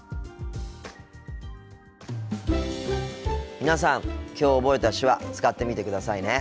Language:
Japanese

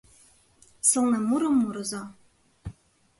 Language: Mari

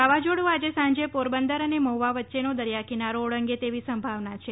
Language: Gujarati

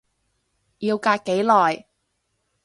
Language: Cantonese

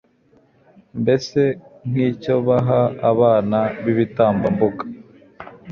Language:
Kinyarwanda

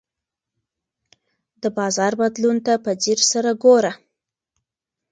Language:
Pashto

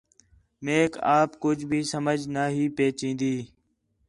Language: Khetrani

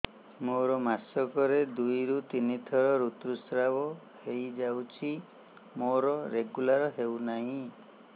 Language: Odia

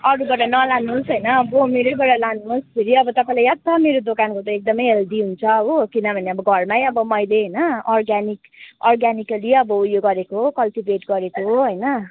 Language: Nepali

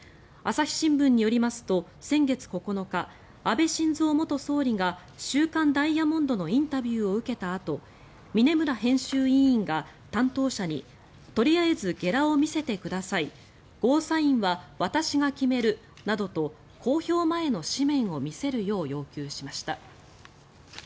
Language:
Japanese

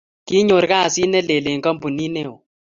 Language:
Kalenjin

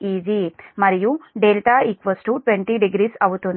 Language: Telugu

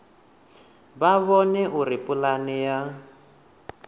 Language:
Venda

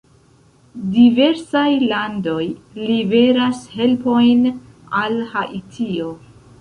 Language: Esperanto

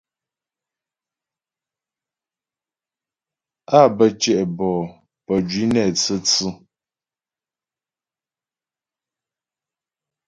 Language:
Ghomala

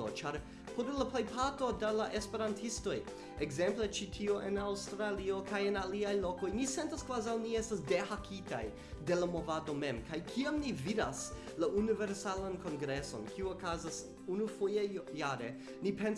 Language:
Esperanto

